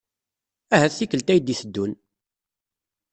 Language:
Kabyle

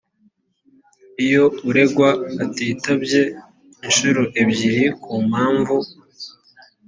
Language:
Kinyarwanda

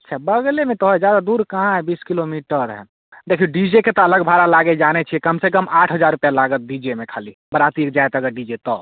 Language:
Maithili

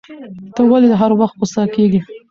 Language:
Pashto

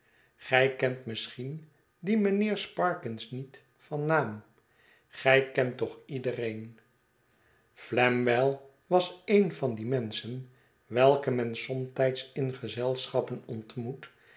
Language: Dutch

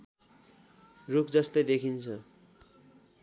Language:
Nepali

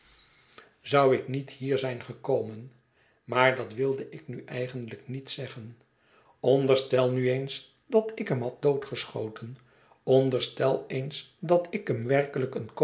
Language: Dutch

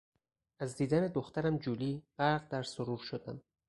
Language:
Persian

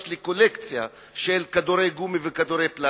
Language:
Hebrew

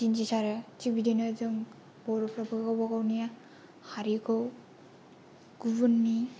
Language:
Bodo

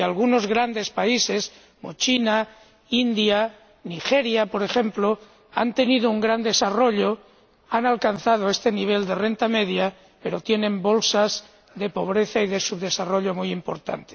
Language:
Spanish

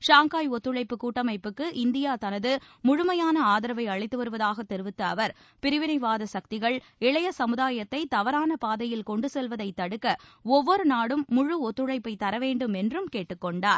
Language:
Tamil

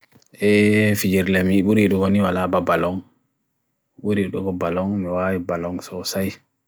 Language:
Bagirmi Fulfulde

